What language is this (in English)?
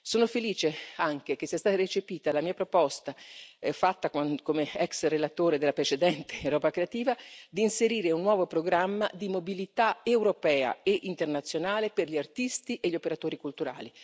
Italian